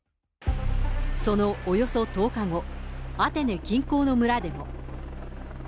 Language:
Japanese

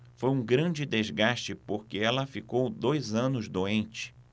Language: Portuguese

